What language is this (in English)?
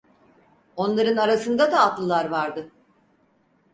Turkish